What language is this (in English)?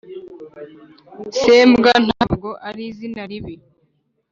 Kinyarwanda